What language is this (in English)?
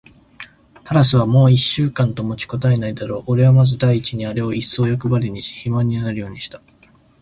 Japanese